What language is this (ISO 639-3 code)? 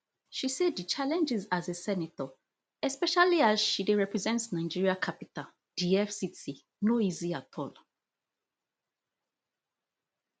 pcm